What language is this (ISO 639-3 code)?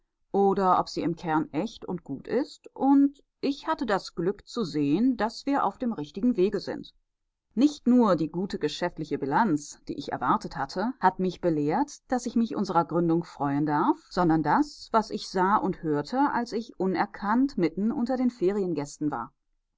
deu